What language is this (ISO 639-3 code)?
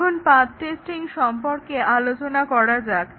ben